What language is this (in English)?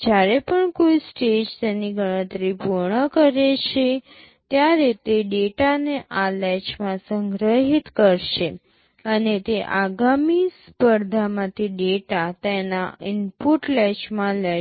Gujarati